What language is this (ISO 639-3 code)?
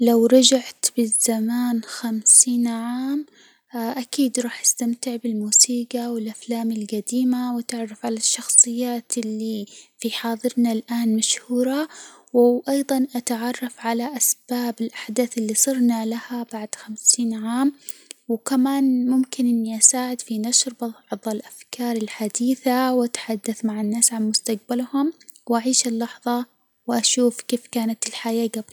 acw